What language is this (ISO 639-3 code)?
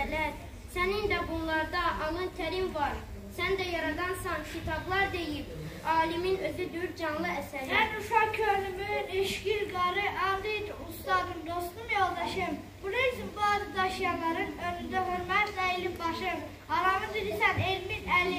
tur